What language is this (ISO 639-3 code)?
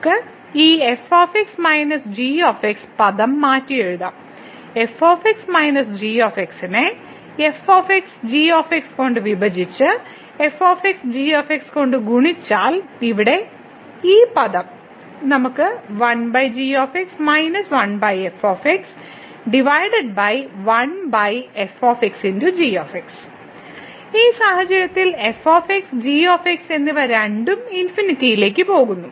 mal